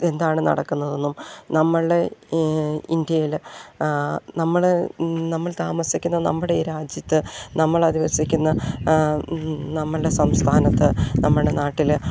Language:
Malayalam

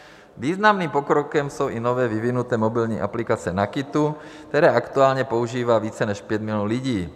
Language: Czech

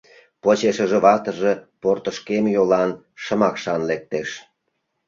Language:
Mari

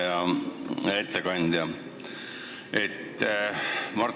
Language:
Estonian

